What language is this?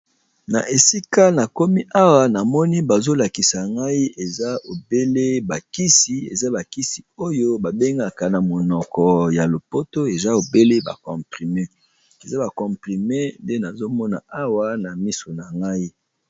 Lingala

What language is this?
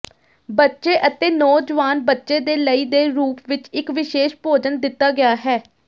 Punjabi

